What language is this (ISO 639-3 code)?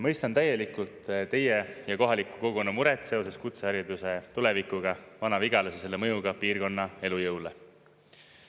est